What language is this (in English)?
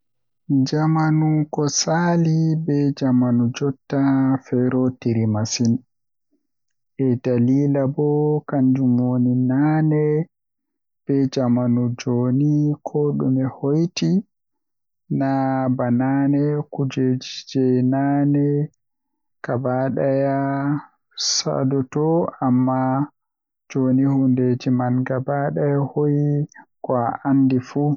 Western Niger Fulfulde